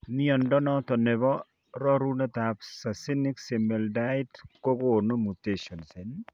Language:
Kalenjin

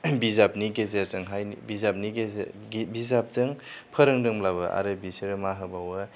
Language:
Bodo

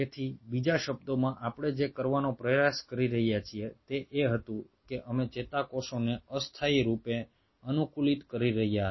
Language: Gujarati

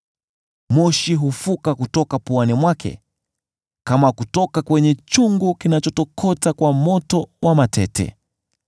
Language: Swahili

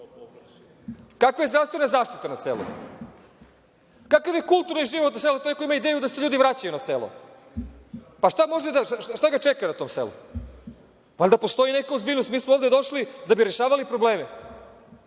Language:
Serbian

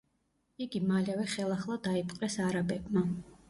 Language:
Georgian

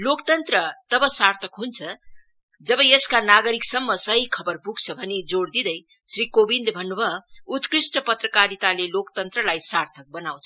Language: Nepali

